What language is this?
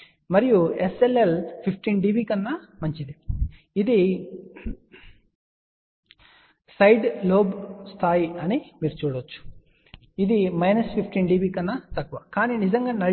Telugu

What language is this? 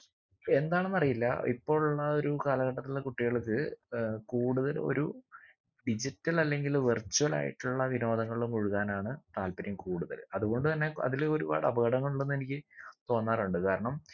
Malayalam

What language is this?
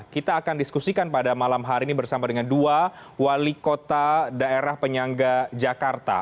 Indonesian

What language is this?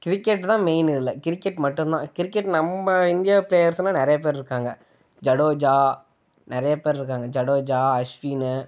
Tamil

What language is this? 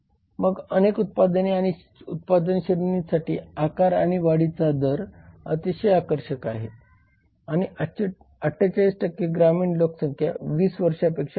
Marathi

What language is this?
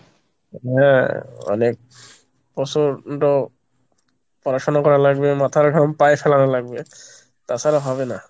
Bangla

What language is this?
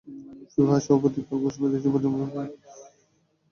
Bangla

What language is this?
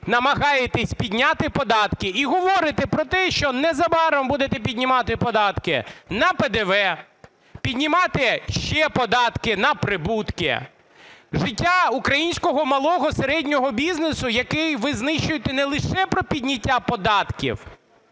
Ukrainian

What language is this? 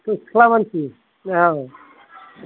Bodo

